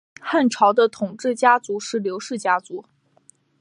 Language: Chinese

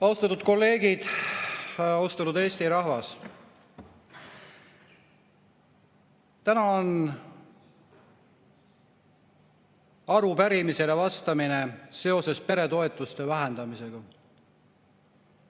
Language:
Estonian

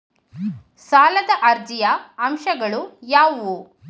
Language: Kannada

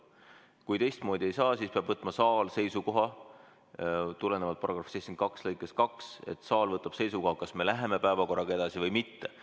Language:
Estonian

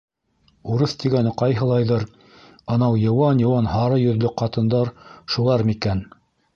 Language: Bashkir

